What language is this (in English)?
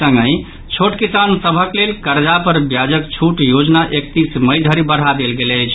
Maithili